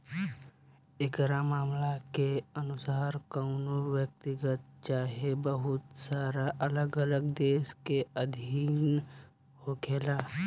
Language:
Bhojpuri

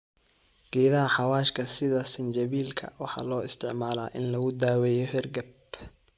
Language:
Somali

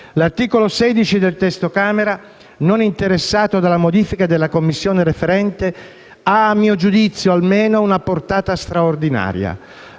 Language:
Italian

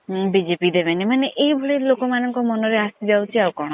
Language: Odia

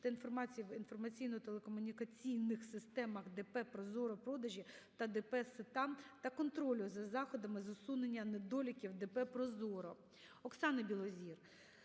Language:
Ukrainian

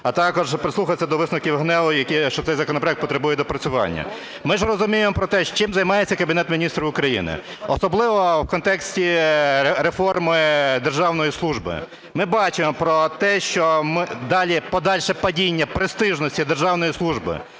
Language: Ukrainian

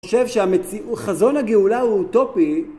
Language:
Hebrew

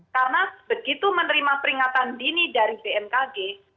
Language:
Indonesian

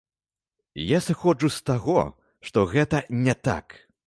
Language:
Belarusian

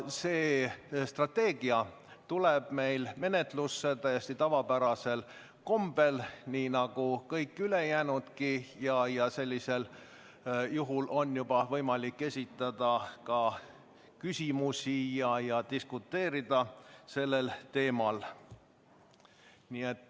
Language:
Estonian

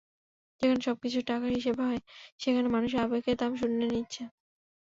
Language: Bangla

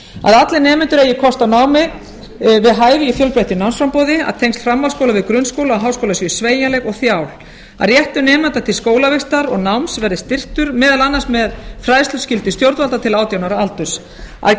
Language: Icelandic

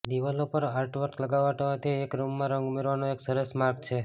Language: Gujarati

